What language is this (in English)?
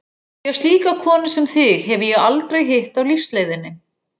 Icelandic